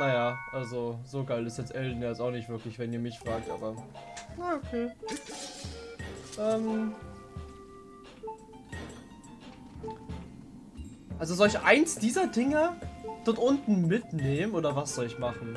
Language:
German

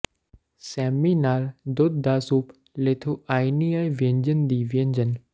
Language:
Punjabi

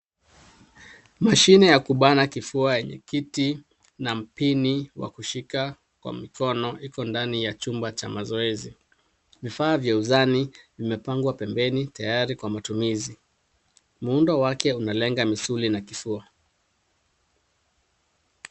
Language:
Swahili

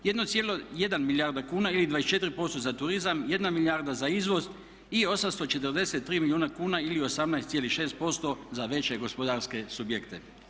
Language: Croatian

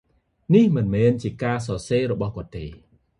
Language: Khmer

